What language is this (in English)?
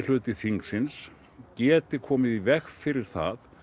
Icelandic